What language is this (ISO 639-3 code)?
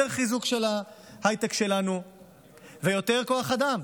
heb